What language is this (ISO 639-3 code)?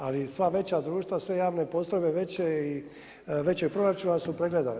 hrv